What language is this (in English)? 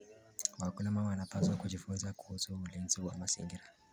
Kalenjin